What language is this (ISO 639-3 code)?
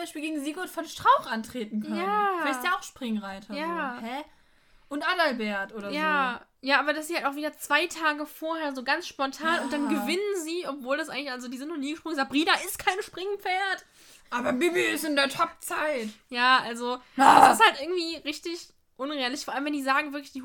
deu